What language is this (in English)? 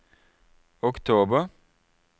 Norwegian